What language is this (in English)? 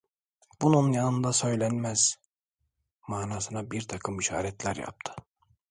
Turkish